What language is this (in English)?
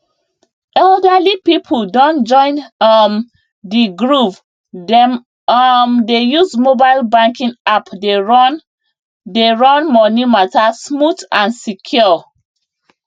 Nigerian Pidgin